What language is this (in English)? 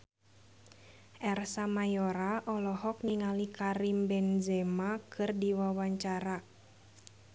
Sundanese